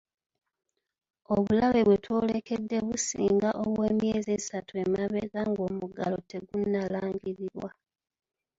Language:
Ganda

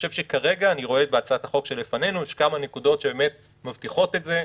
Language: Hebrew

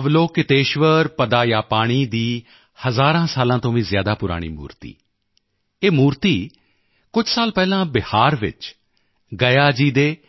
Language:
Punjabi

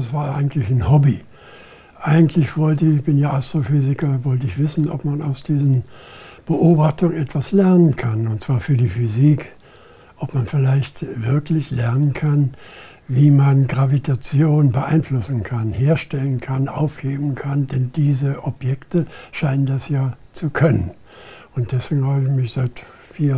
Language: German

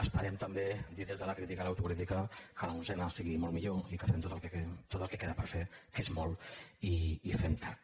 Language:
Catalan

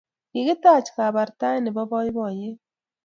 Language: Kalenjin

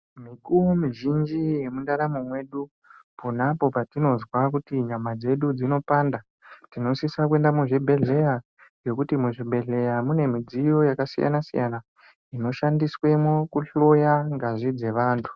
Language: Ndau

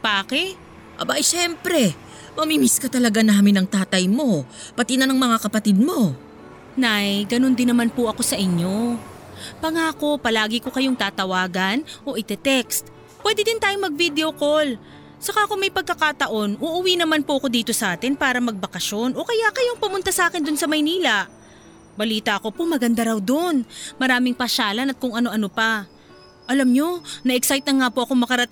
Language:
Filipino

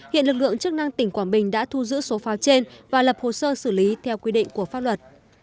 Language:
Vietnamese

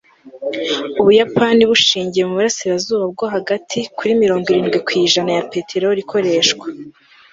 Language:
Kinyarwanda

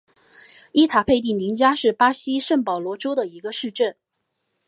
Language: Chinese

